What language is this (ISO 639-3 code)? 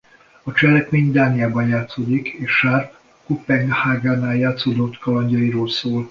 hun